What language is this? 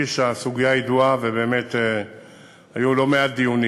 Hebrew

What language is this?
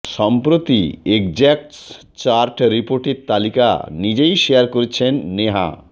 Bangla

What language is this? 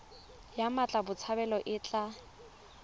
Tswana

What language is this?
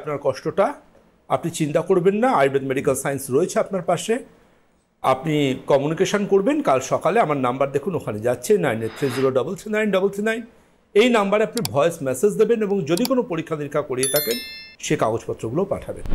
Bangla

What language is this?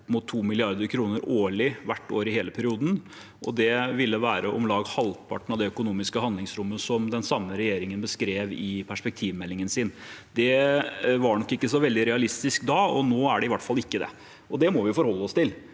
Norwegian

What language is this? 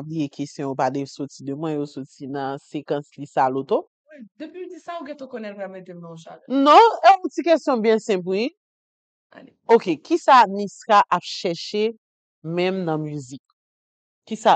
French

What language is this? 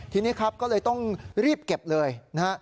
Thai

